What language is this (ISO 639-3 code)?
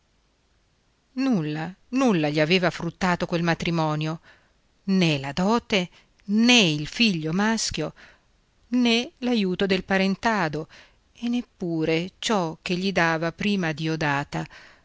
ita